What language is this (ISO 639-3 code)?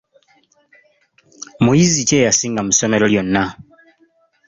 lug